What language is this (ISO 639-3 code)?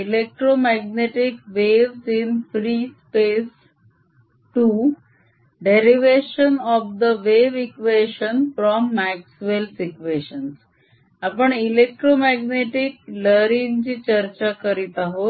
mar